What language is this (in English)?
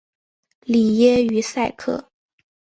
Chinese